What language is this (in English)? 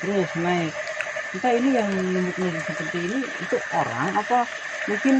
Indonesian